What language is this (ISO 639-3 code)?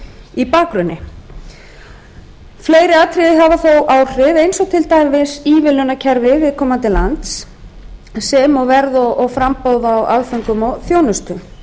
isl